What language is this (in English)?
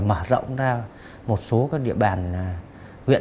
Vietnamese